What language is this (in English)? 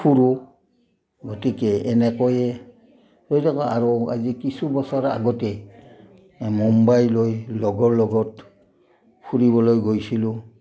Assamese